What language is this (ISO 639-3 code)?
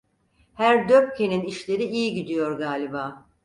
tur